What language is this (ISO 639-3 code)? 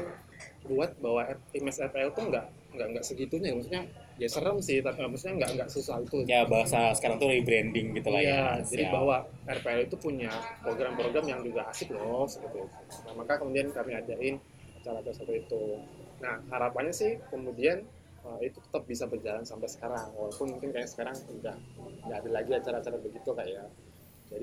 ind